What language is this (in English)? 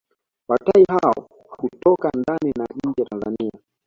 Swahili